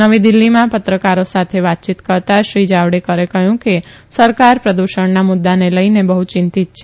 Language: Gujarati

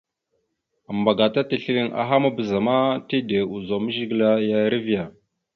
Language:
Mada (Cameroon)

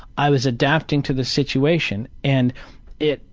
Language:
English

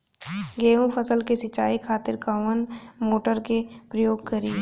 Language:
Bhojpuri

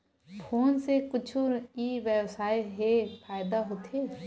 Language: Chhattisgarhi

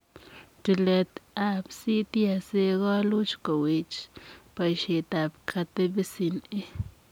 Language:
Kalenjin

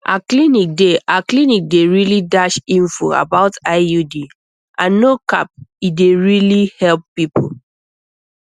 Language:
Nigerian Pidgin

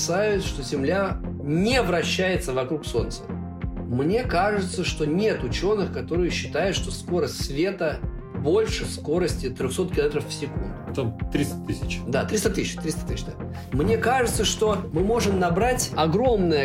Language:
Russian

